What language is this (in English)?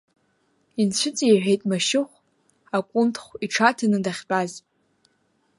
Abkhazian